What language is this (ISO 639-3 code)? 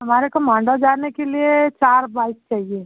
hin